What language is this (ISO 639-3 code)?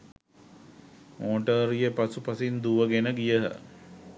sin